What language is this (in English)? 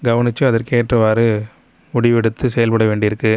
Tamil